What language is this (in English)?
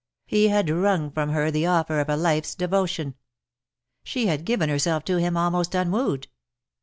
English